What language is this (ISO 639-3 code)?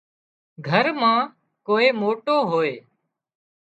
kxp